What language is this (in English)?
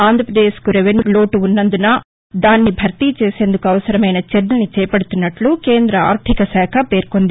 Telugu